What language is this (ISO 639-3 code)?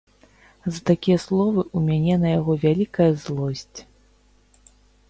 bel